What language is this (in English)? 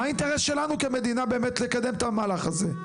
Hebrew